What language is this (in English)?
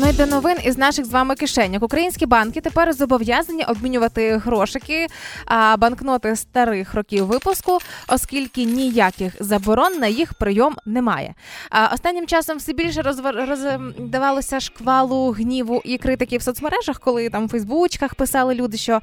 Ukrainian